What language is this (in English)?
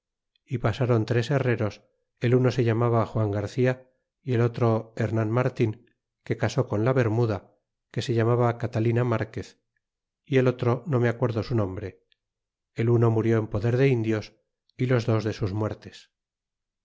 Spanish